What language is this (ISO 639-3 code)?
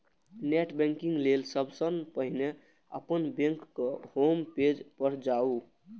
mai